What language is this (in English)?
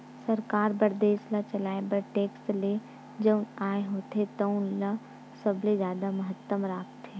Chhattisgarhi